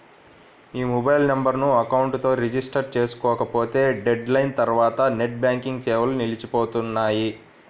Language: Telugu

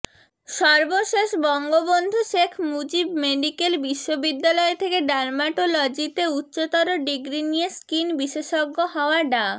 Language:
Bangla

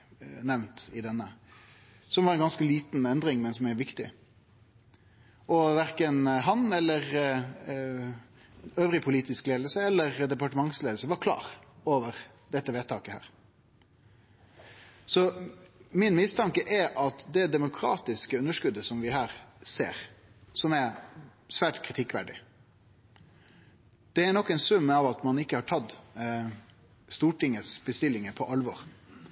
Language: Norwegian Nynorsk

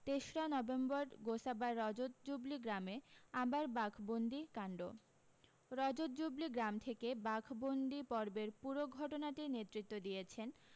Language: Bangla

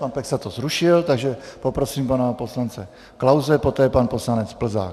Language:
Czech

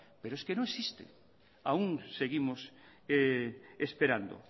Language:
Spanish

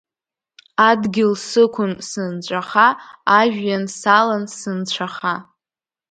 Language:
Abkhazian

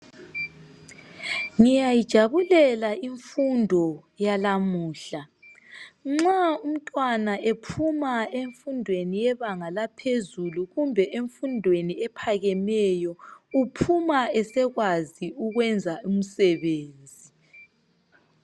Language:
North Ndebele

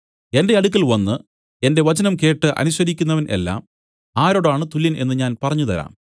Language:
Malayalam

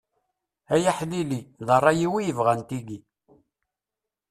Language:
Kabyle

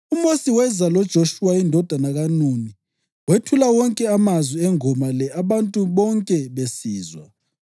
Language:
North Ndebele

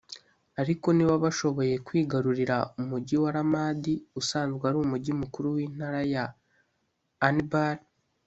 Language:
Kinyarwanda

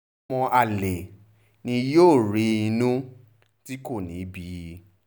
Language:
Yoruba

